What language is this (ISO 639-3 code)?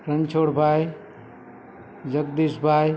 guj